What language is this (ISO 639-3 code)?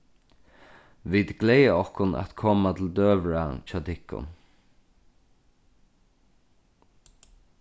fao